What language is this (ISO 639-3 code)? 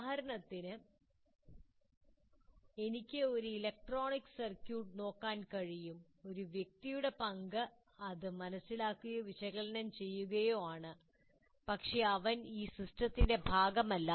mal